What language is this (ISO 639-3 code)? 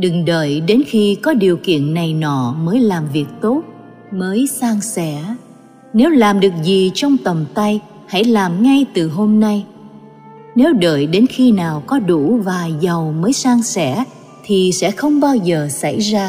vie